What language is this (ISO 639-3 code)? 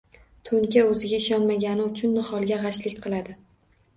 uzb